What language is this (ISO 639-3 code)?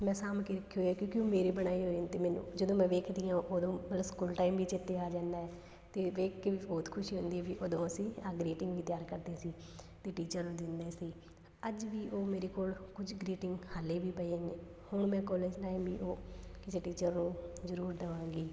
pan